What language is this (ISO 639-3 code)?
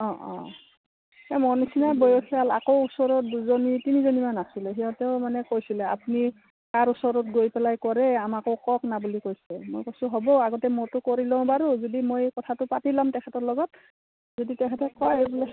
asm